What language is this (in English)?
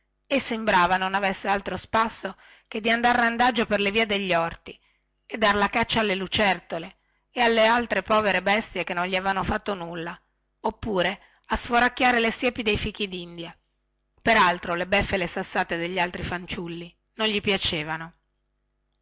Italian